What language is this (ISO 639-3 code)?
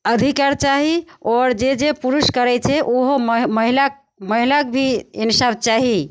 mai